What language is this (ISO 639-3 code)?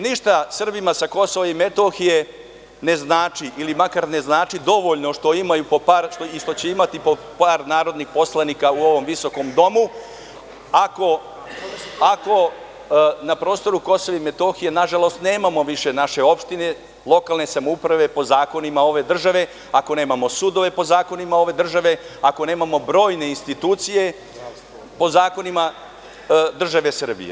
srp